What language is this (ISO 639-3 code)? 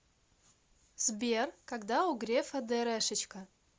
rus